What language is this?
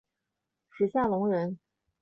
Chinese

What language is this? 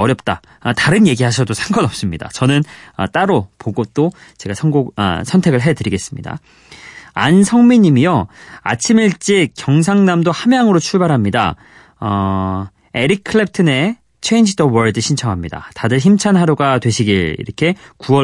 Korean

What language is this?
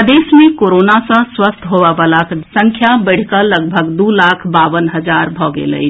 Maithili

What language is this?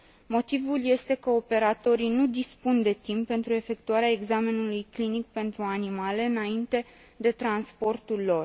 Romanian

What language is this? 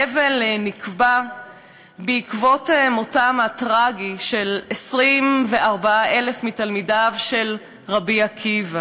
Hebrew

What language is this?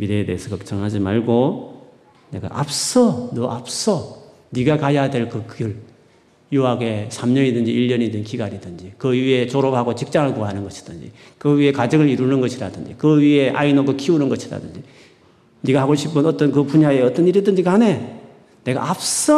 Korean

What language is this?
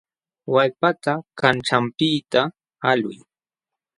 Jauja Wanca Quechua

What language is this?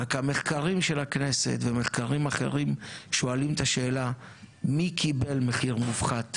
Hebrew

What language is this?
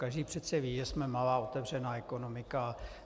Czech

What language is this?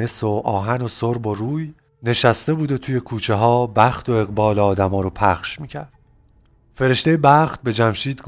Persian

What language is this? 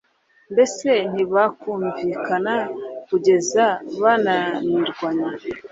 Kinyarwanda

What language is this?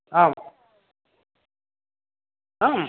Sanskrit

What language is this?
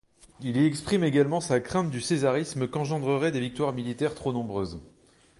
French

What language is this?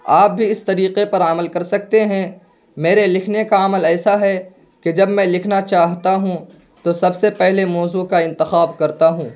Urdu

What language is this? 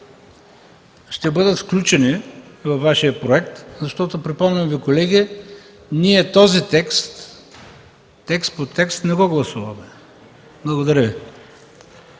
Bulgarian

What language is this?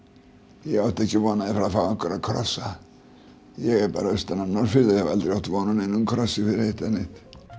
Icelandic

